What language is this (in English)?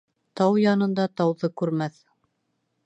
Bashkir